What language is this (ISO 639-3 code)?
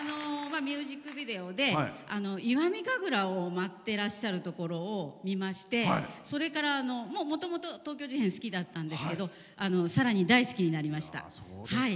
jpn